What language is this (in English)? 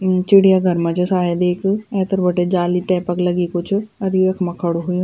Garhwali